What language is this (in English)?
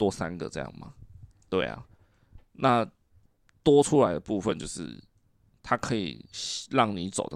Chinese